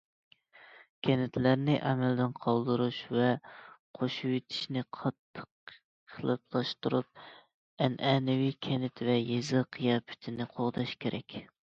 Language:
Uyghur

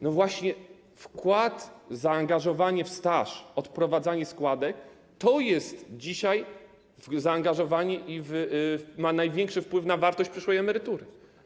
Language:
Polish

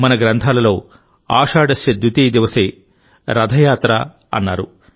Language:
Telugu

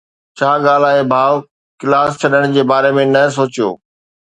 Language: Sindhi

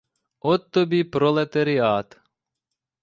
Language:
Ukrainian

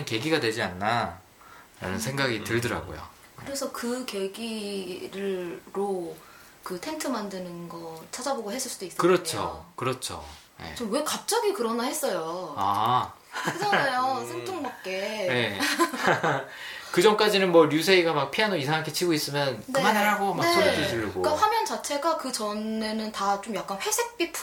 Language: Korean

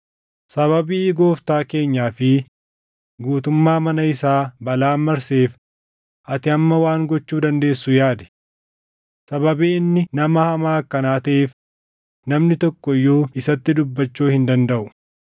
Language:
Oromo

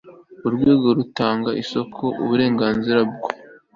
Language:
Kinyarwanda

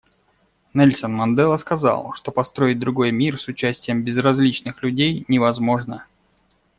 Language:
Russian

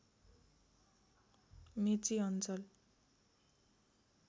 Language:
Nepali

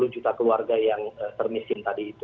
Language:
Indonesian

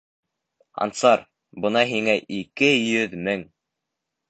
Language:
Bashkir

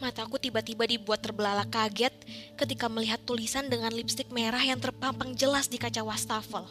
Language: Indonesian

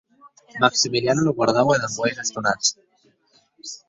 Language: Occitan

